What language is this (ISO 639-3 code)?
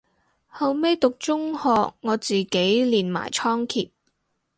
yue